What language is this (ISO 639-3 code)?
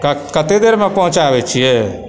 mai